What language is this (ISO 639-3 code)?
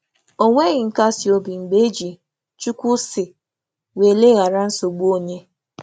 ibo